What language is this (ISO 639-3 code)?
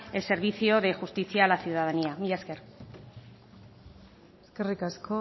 spa